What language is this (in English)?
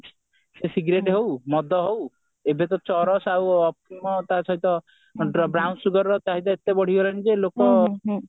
Odia